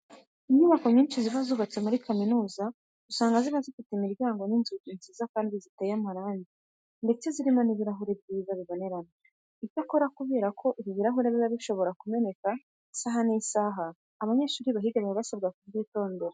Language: Kinyarwanda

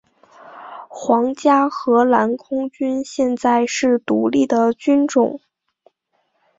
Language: Chinese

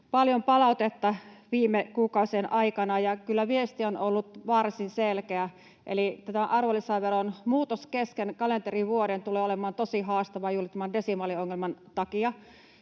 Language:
Finnish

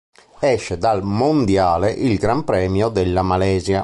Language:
Italian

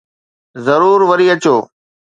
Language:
Sindhi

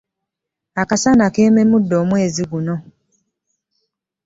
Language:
Ganda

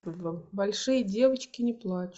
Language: Russian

